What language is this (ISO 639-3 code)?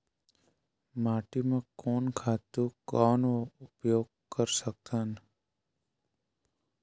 hne